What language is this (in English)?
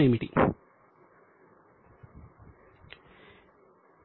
Telugu